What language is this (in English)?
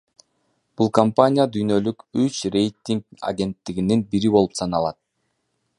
Kyrgyz